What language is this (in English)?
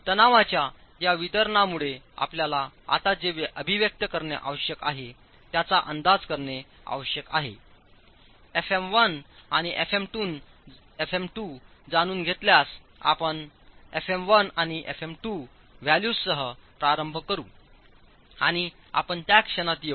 Marathi